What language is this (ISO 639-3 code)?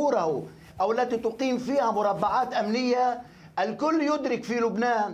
ara